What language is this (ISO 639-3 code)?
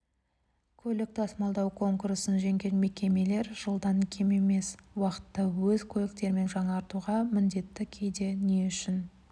kaz